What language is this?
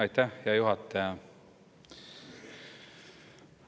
Estonian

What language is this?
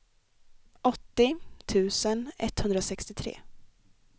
Swedish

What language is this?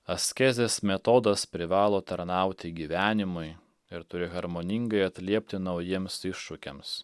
Lithuanian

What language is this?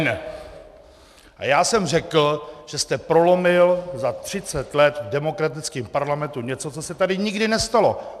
Czech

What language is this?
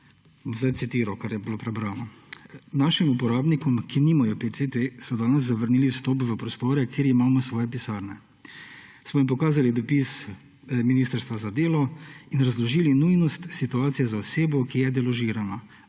Slovenian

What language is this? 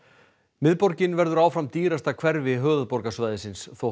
Icelandic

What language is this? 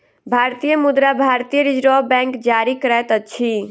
Maithili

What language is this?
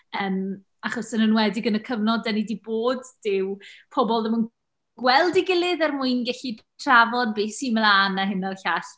Welsh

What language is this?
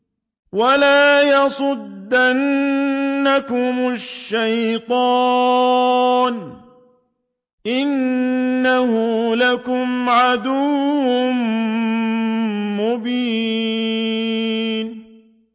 Arabic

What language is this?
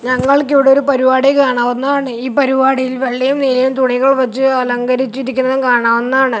Malayalam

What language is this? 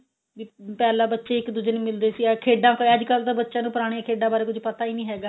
Punjabi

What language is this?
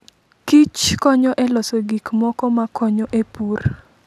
Luo (Kenya and Tanzania)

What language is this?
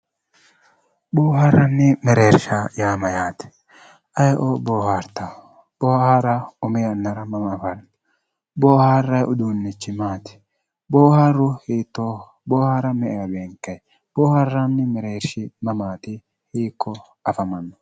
Sidamo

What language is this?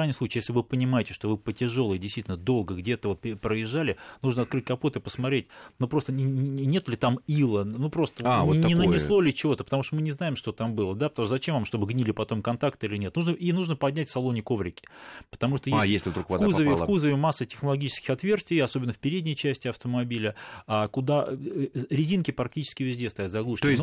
Russian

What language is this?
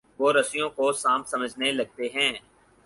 Urdu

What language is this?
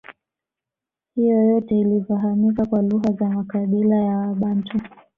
Swahili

